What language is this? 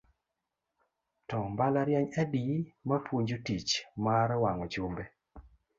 Luo (Kenya and Tanzania)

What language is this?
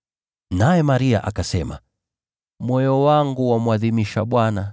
Swahili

